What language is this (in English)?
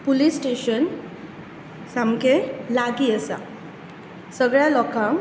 Konkani